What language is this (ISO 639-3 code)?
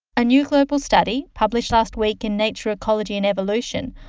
eng